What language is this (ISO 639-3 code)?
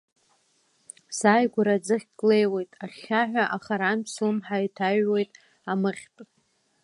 abk